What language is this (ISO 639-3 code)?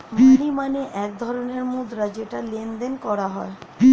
ben